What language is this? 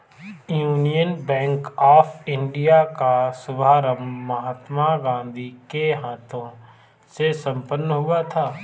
Hindi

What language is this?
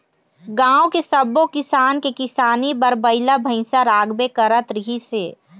Chhattisgarhi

